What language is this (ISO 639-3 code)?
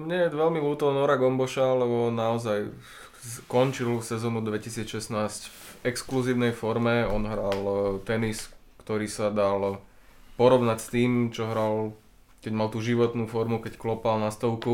slk